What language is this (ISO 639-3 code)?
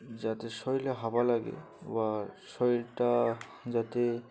ben